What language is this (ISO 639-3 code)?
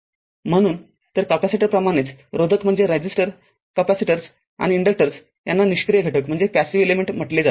mar